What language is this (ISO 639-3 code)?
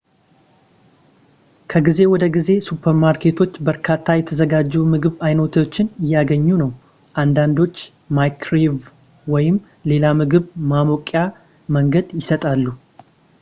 amh